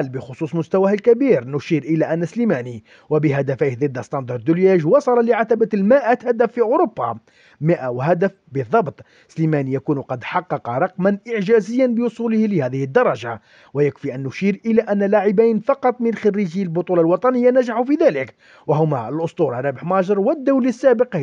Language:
Arabic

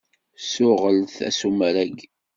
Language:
Kabyle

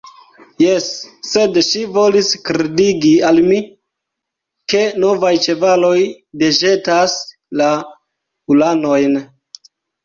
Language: Esperanto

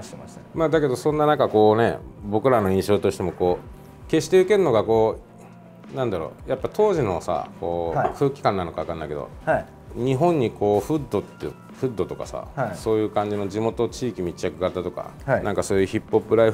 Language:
Japanese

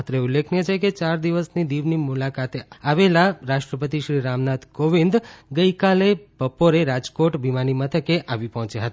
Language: Gujarati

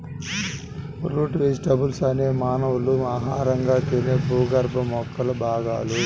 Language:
Telugu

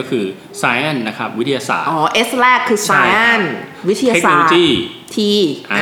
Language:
Thai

